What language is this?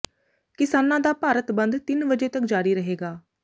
Punjabi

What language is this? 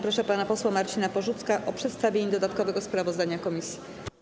Polish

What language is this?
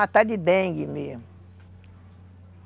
Portuguese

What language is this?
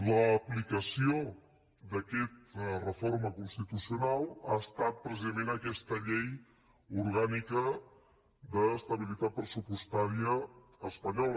Catalan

